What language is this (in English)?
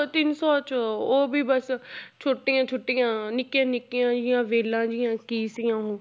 Punjabi